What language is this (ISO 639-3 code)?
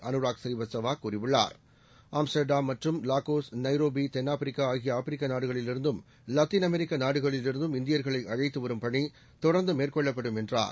tam